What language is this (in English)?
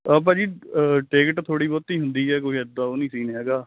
Punjabi